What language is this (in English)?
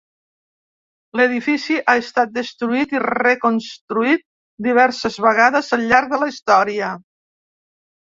Catalan